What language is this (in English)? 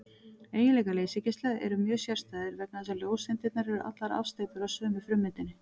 Icelandic